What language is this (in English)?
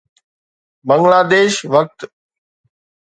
Sindhi